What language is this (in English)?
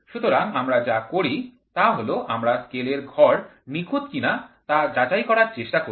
Bangla